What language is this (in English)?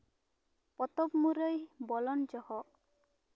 Santali